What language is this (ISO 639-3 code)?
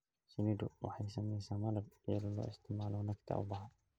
som